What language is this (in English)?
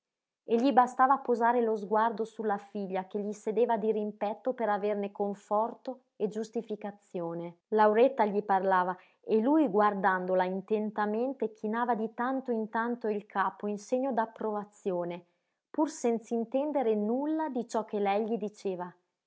Italian